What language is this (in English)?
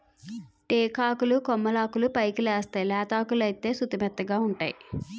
Telugu